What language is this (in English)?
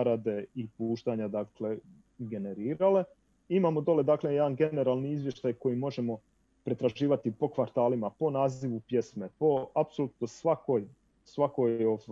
Croatian